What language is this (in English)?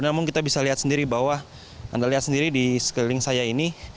Indonesian